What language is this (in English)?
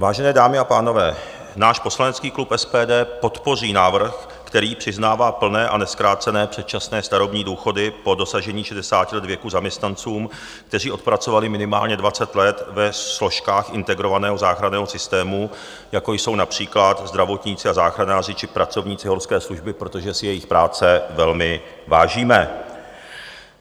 Czech